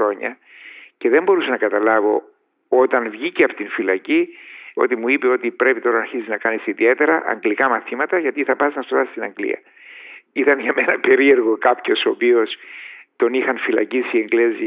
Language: Greek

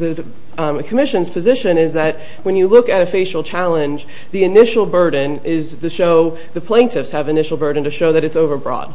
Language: English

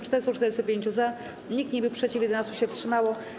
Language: Polish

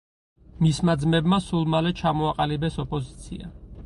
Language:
Georgian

